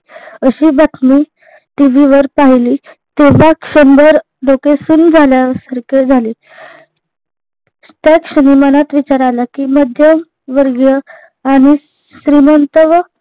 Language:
Marathi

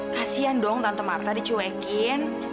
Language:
Indonesian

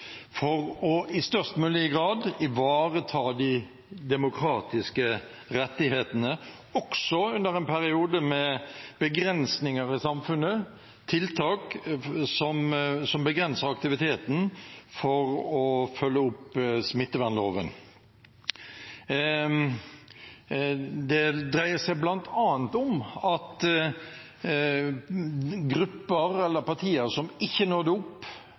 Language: Norwegian Bokmål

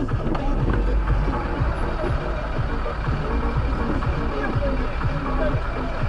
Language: Russian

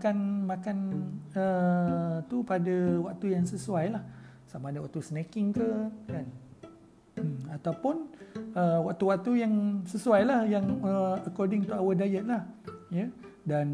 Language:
Malay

